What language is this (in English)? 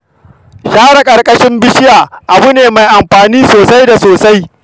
Hausa